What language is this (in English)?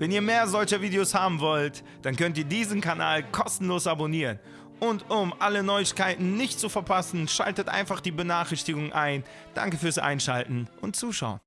Turkish